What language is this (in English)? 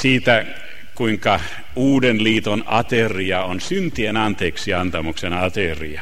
Finnish